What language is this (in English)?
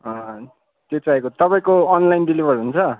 Nepali